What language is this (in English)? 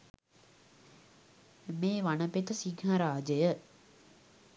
Sinhala